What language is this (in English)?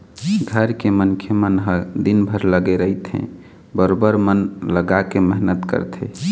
Chhattisgarhi